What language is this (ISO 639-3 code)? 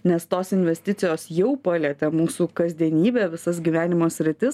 lit